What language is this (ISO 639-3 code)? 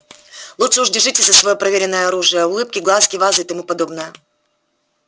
rus